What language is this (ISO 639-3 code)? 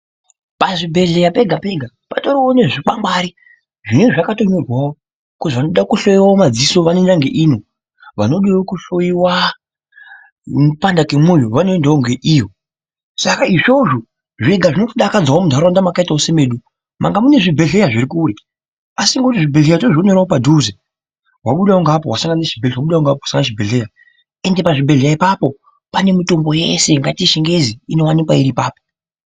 ndc